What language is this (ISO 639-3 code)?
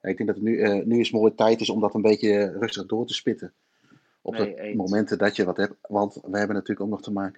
nld